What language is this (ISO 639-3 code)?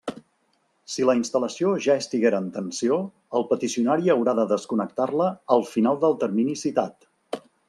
cat